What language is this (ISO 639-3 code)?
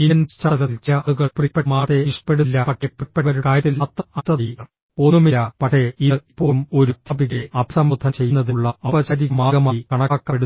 mal